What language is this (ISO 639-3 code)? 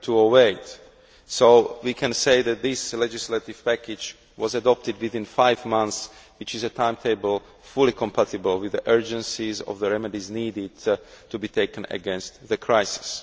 eng